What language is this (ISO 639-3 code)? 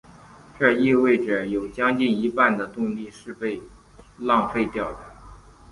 zho